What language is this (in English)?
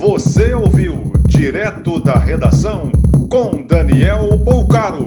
Portuguese